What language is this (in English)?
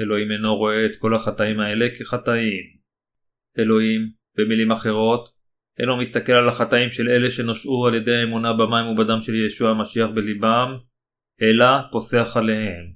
Hebrew